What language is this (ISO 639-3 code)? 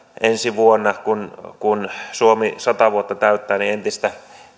fin